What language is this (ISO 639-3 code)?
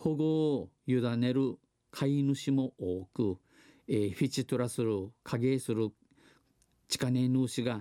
jpn